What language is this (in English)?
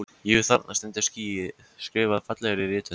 Icelandic